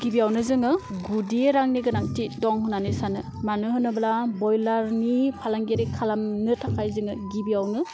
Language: Bodo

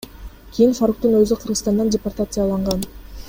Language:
Kyrgyz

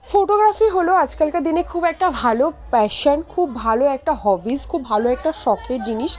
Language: Bangla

